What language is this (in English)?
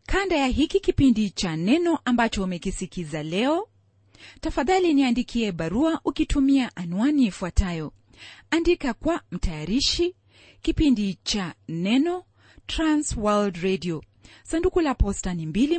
Swahili